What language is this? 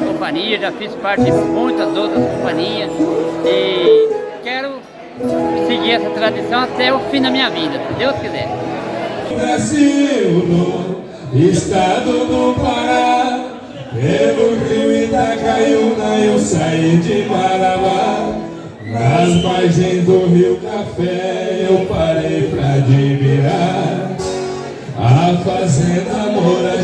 Portuguese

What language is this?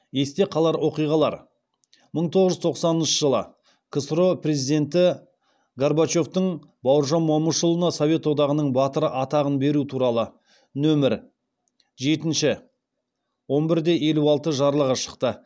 Kazakh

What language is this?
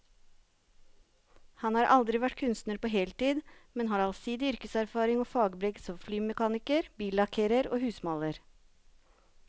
Norwegian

